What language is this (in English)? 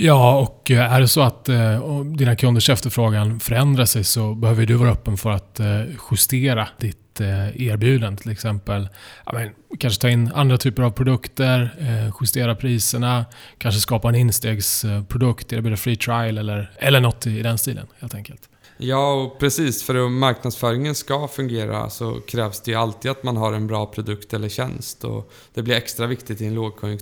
Swedish